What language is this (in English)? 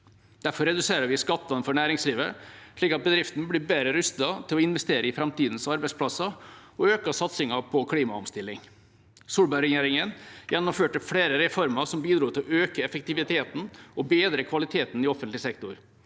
Norwegian